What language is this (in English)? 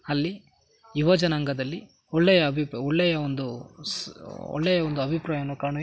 Kannada